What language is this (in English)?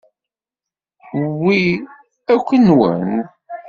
Kabyle